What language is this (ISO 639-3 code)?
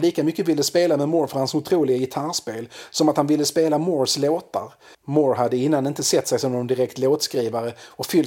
swe